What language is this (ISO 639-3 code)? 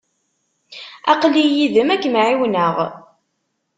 kab